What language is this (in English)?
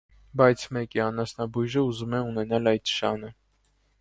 Armenian